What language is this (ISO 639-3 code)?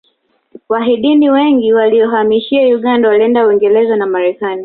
swa